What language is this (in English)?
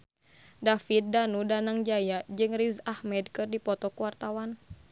Sundanese